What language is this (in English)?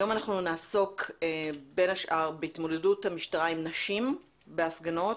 Hebrew